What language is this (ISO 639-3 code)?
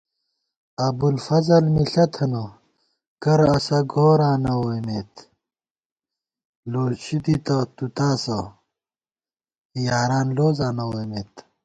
gwt